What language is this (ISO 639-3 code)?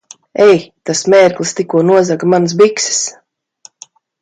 lav